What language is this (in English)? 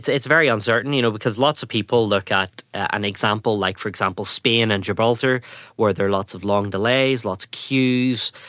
English